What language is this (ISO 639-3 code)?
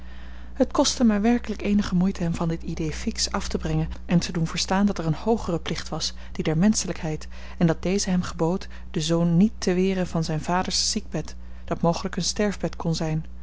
nld